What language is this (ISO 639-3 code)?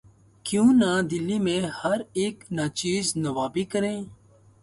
urd